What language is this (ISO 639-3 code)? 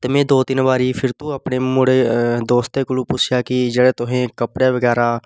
doi